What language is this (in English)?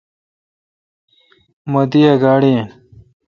Kalkoti